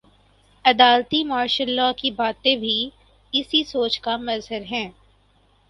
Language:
Urdu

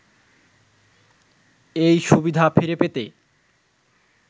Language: Bangla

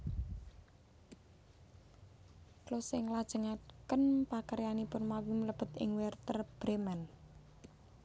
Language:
Javanese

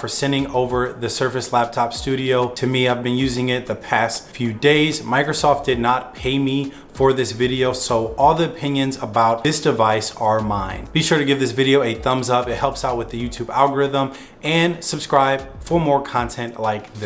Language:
English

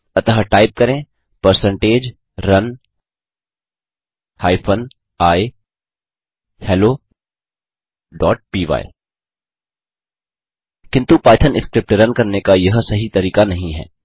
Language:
Hindi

